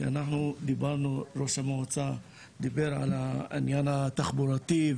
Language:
Hebrew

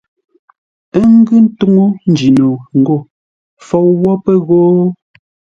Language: Ngombale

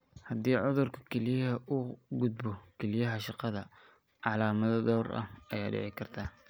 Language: Somali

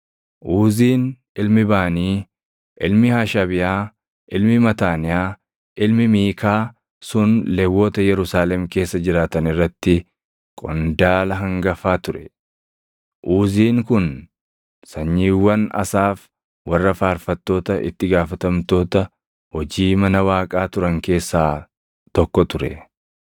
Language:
Oromo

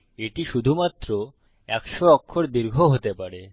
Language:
Bangla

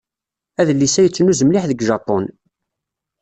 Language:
Kabyle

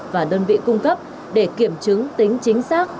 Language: Vietnamese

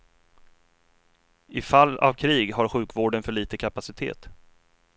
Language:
Swedish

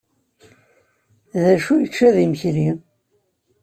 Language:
Kabyle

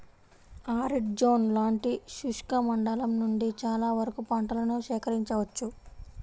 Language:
Telugu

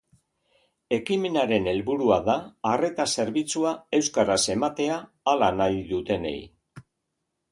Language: Basque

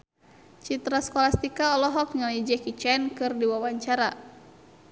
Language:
Sundanese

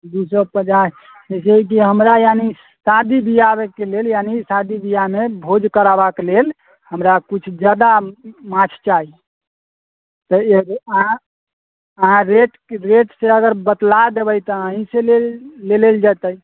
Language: Maithili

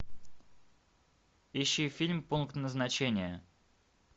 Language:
Russian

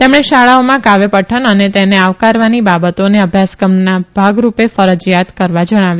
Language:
Gujarati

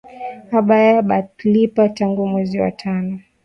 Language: Swahili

